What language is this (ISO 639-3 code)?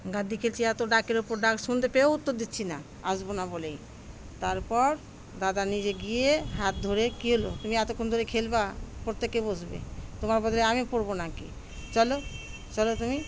ben